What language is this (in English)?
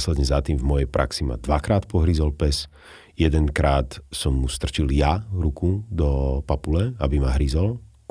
Slovak